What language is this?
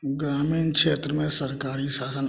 Maithili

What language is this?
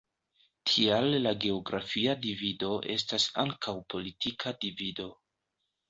Esperanto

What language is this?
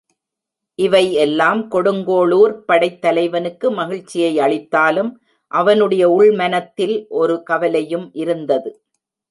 Tamil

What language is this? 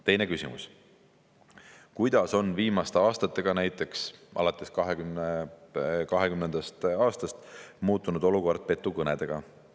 Estonian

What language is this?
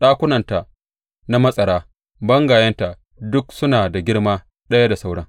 Hausa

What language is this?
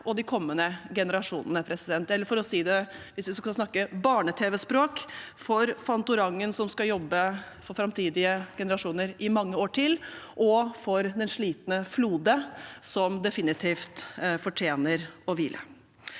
Norwegian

